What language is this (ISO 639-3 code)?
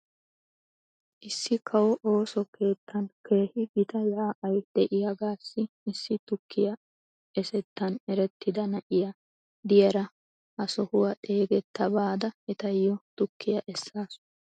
wal